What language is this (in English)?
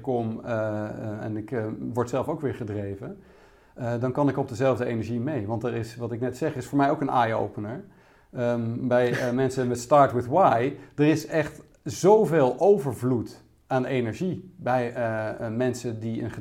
Dutch